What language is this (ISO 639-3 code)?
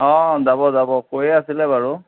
asm